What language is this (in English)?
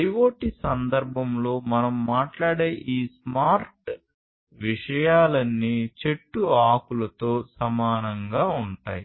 Telugu